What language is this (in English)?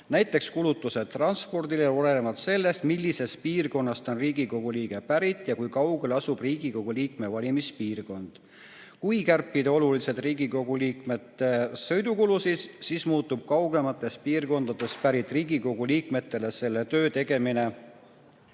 Estonian